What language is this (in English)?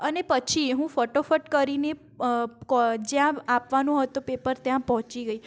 Gujarati